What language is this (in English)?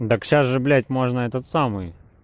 Russian